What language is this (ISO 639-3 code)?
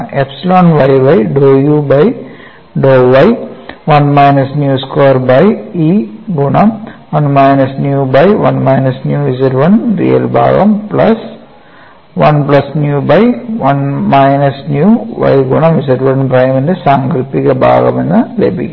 mal